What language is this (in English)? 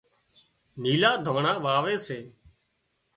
Wadiyara Koli